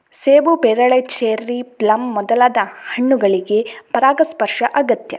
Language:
Kannada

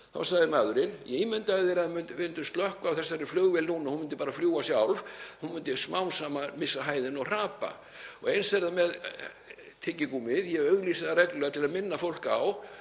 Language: Icelandic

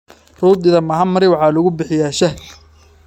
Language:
Somali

